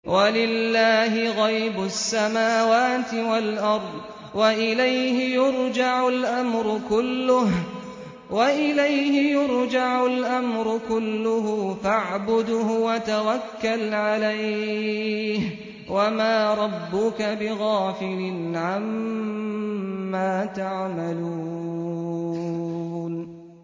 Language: Arabic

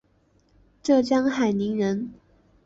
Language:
Chinese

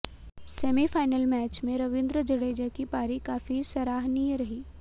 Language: Hindi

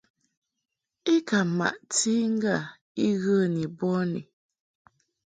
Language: Mungaka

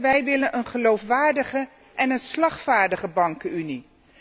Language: Dutch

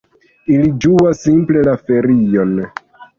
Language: Esperanto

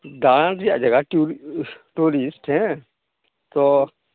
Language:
Santali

